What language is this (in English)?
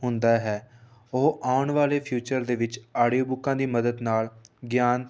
Punjabi